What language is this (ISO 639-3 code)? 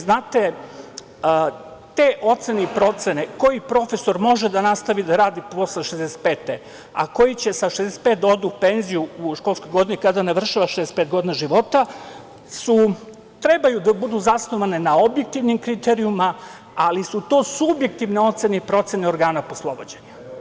srp